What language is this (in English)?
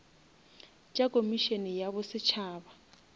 Northern Sotho